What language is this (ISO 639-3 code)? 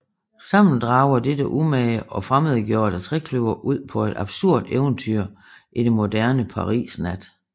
dan